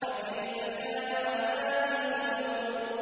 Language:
Arabic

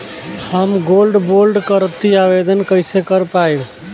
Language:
Bhojpuri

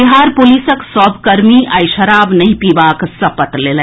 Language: Maithili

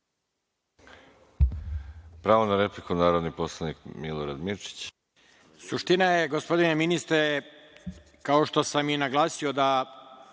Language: Serbian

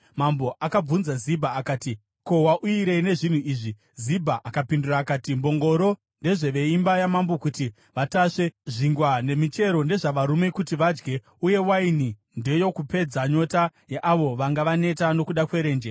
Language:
Shona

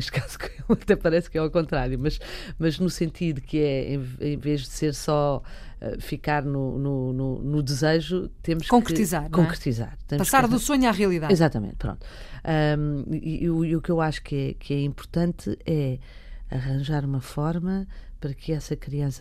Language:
Portuguese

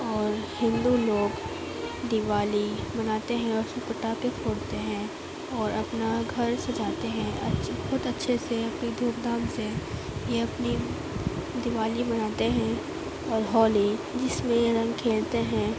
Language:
Urdu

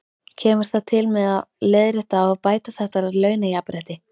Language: Icelandic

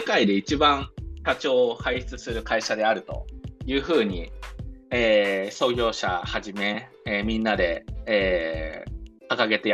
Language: Japanese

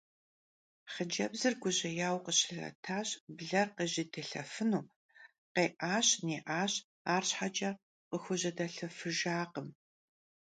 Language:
Kabardian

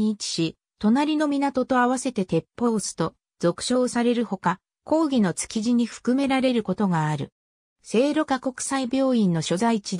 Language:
Japanese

